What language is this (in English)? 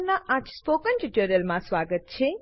Gujarati